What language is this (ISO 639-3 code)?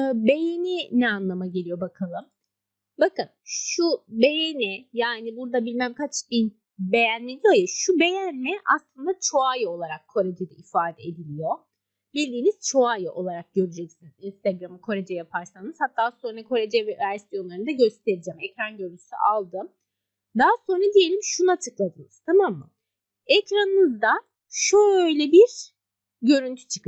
tur